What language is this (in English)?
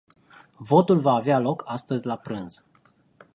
Romanian